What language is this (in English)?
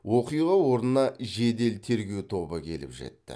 Kazakh